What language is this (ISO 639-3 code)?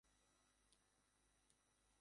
ben